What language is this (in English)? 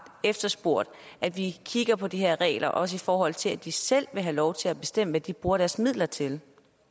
Danish